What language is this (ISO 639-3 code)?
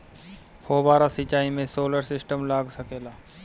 bho